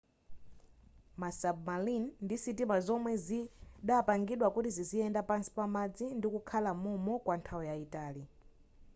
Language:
Nyanja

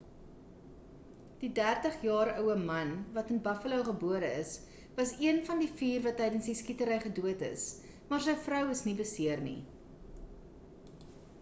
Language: Afrikaans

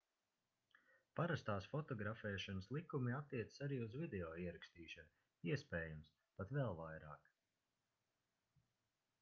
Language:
Latvian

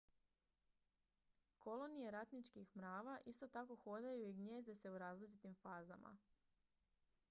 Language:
Croatian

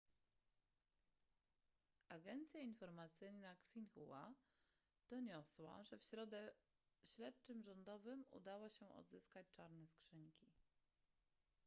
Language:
Polish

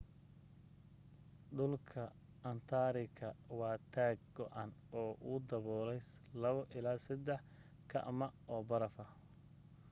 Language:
Somali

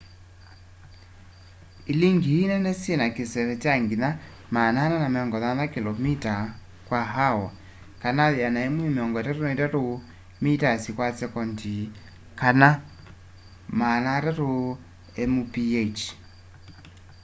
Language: Kamba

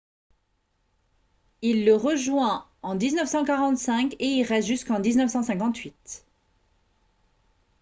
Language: French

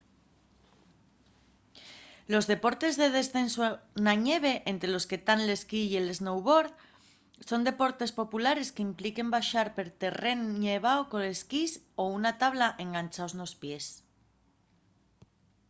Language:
Asturian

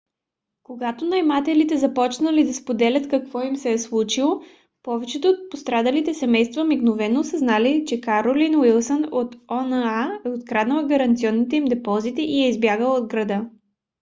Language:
Bulgarian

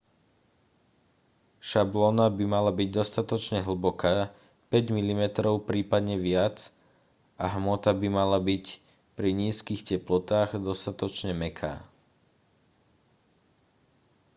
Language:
Slovak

